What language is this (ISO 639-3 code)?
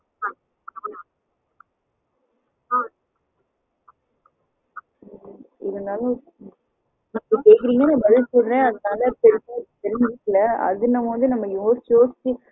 tam